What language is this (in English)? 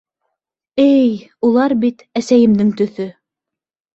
Bashkir